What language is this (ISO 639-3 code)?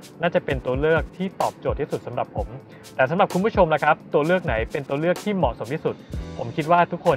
tha